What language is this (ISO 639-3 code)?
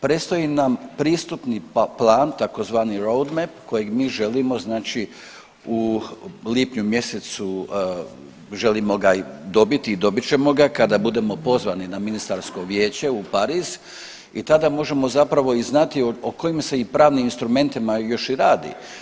hrv